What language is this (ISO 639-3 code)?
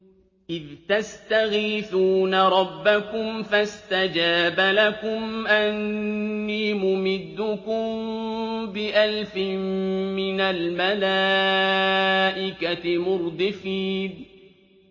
ara